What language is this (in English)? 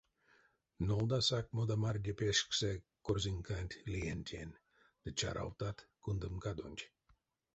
Erzya